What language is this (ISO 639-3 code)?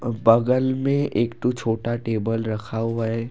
hin